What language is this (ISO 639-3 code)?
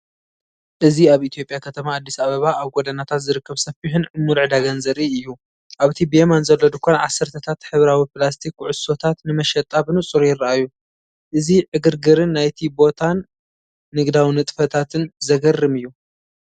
tir